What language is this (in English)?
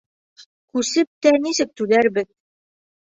Bashkir